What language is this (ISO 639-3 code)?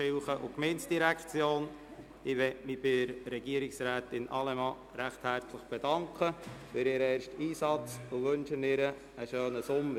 gsw